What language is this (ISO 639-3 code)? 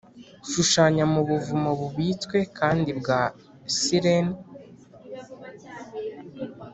kin